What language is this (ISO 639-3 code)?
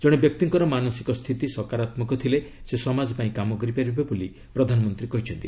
ori